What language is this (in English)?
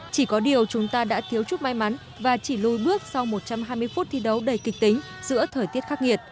Vietnamese